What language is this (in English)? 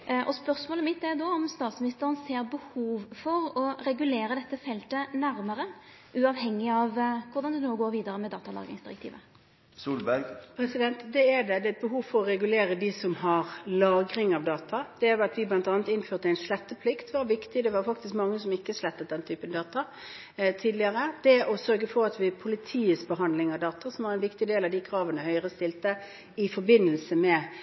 Norwegian